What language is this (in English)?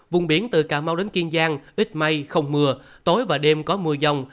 Vietnamese